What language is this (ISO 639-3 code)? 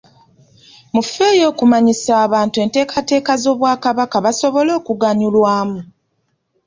lug